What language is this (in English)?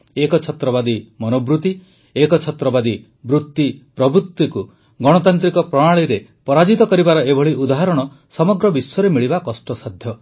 Odia